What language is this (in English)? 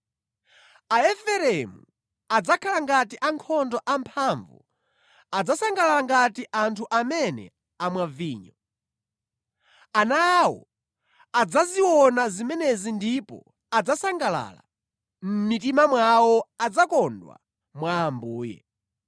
Nyanja